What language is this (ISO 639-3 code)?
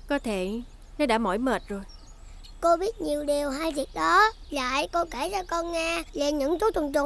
vie